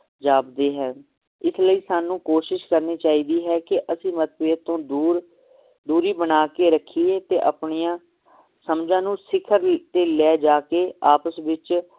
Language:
Punjabi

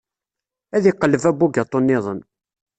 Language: Kabyle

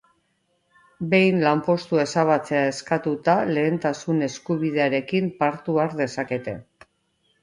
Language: Basque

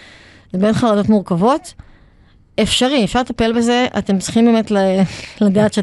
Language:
Hebrew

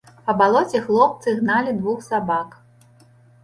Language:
Belarusian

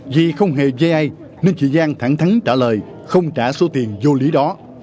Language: Vietnamese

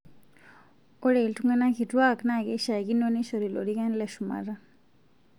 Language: Masai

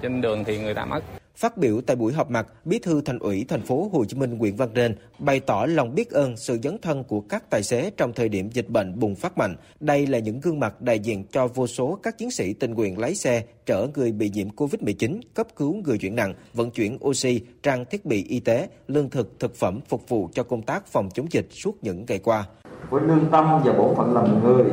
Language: Vietnamese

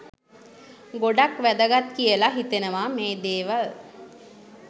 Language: Sinhala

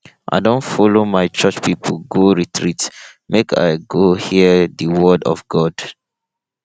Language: Nigerian Pidgin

